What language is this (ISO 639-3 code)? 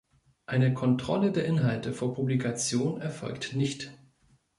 deu